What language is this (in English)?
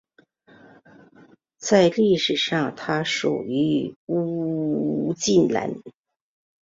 Chinese